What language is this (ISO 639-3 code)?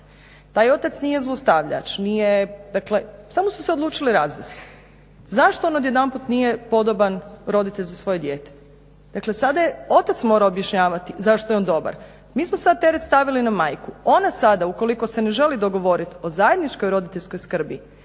hrv